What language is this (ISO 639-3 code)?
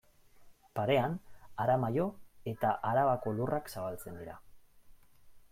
eus